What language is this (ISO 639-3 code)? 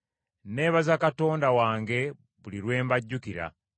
lug